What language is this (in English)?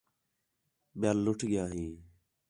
Khetrani